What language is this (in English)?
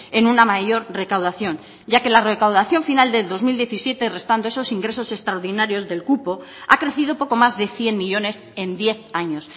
Spanish